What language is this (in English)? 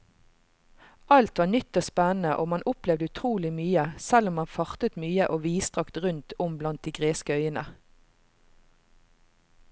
Norwegian